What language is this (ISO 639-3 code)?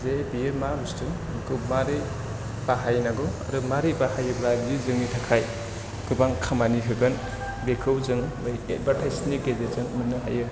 brx